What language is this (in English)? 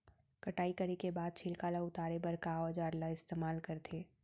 Chhattisgarhi